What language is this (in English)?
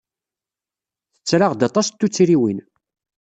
Kabyle